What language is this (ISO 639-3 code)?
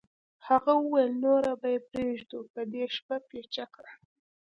pus